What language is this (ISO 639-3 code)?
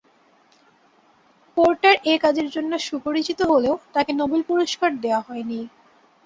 ben